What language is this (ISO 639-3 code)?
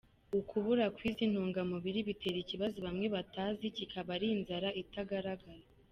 kin